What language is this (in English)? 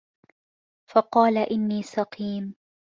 Arabic